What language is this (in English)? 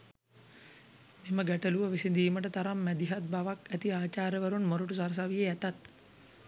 Sinhala